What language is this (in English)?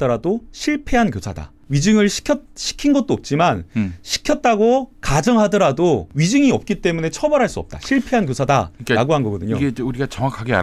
Korean